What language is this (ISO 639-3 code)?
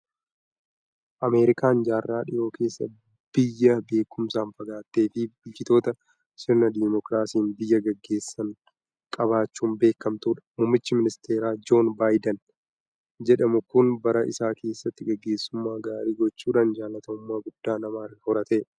orm